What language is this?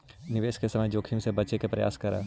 Magahi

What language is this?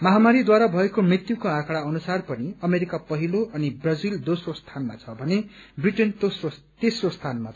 Nepali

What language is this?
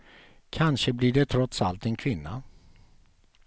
Swedish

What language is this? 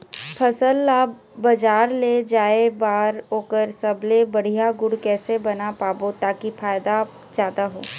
Chhattisgarhi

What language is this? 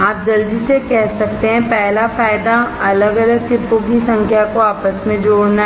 Hindi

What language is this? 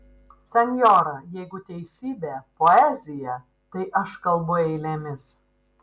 Lithuanian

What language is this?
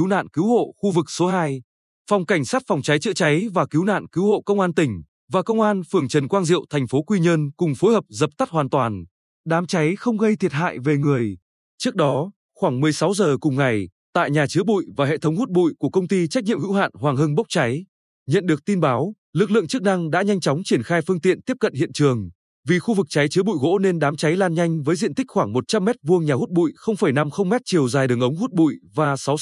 Vietnamese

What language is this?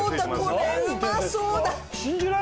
Japanese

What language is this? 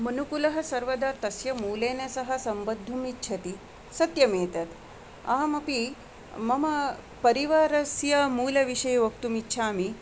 Sanskrit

